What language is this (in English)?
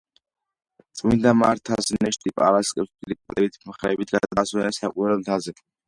Georgian